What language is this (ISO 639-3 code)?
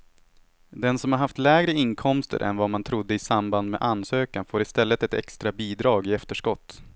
swe